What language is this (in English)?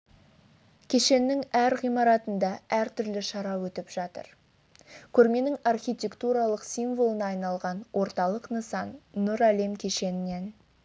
Kazakh